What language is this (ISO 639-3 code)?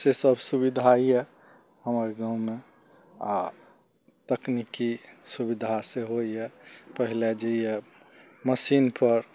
mai